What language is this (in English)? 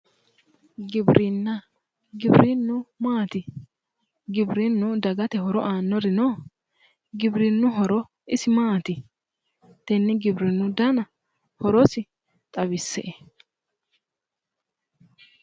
Sidamo